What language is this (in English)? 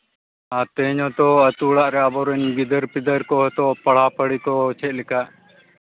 Santali